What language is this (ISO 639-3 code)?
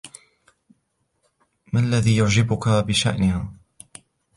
ara